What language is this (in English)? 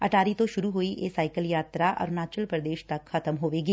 Punjabi